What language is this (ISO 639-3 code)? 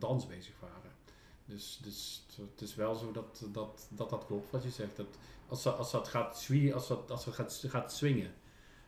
nld